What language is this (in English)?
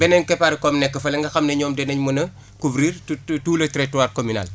Wolof